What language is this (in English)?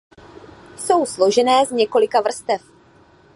Czech